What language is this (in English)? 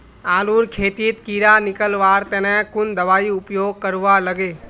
Magahi